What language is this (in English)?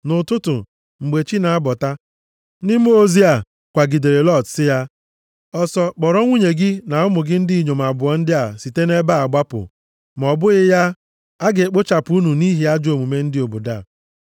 Igbo